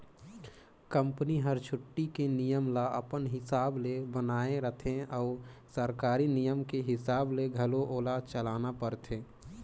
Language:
Chhattisgarhi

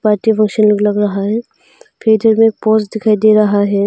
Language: Hindi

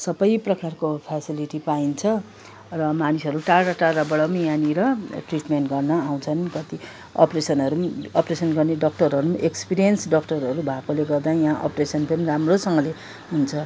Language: Nepali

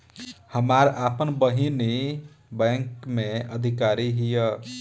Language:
Bhojpuri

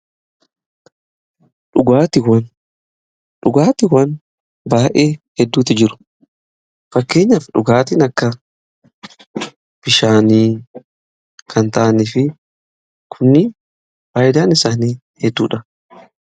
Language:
Oromo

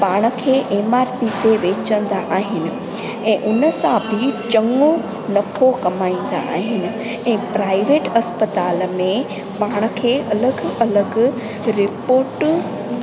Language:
Sindhi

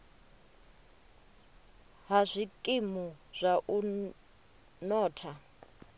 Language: Venda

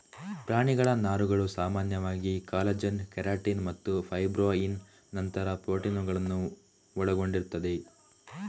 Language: Kannada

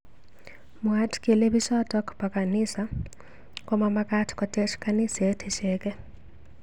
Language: Kalenjin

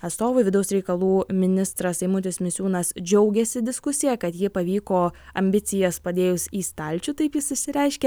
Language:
Lithuanian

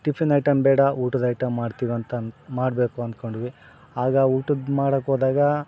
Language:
Kannada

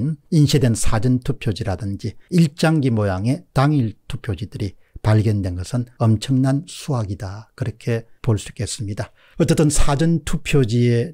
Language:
Korean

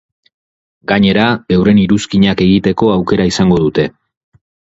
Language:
Basque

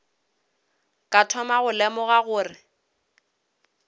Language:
Northern Sotho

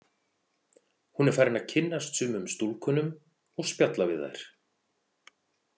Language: Icelandic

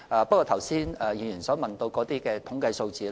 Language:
Cantonese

